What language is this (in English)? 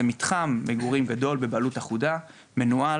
Hebrew